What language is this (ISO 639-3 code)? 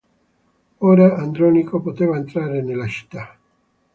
ita